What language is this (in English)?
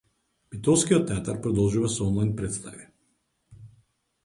Macedonian